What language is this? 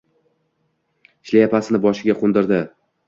Uzbek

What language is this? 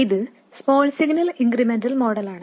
Malayalam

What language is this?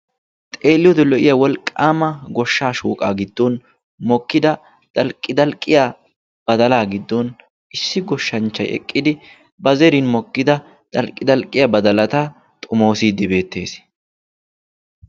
Wolaytta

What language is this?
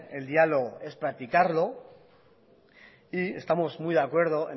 Spanish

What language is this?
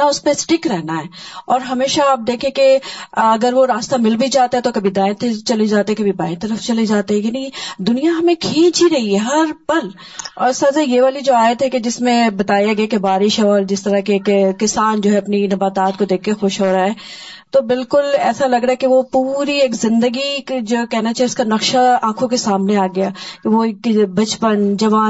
Urdu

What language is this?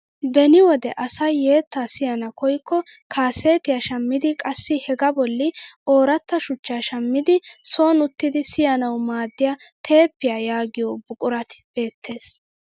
Wolaytta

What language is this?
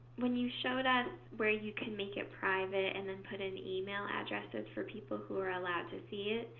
English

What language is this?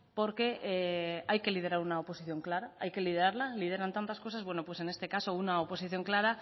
Spanish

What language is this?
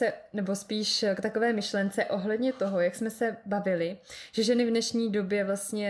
Czech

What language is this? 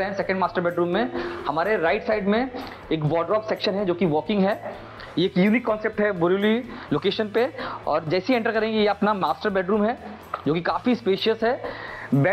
Hindi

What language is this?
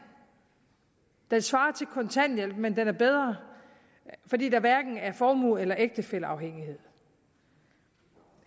Danish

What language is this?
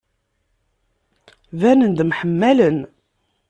Kabyle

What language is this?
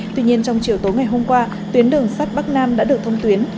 Vietnamese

